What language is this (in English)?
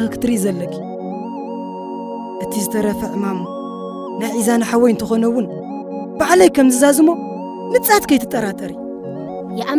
Arabic